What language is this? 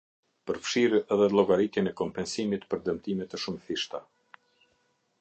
Albanian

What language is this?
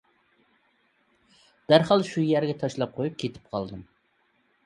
Uyghur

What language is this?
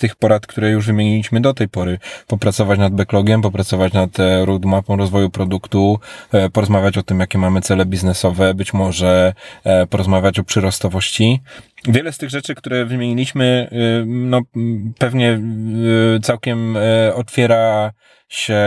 Polish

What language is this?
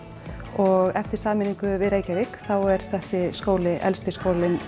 Icelandic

